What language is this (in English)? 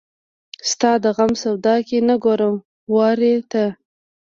Pashto